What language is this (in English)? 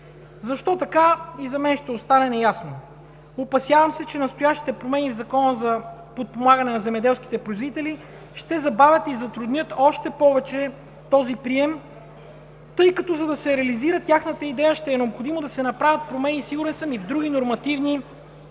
Bulgarian